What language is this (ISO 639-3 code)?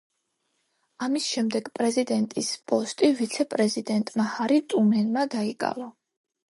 kat